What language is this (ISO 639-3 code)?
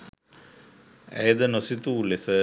sin